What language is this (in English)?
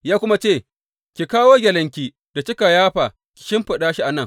Hausa